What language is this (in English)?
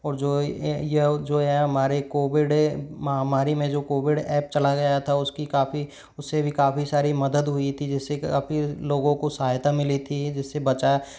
Hindi